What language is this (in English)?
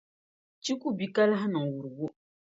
Dagbani